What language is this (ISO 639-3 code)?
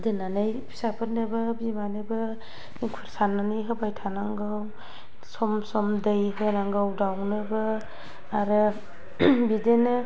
brx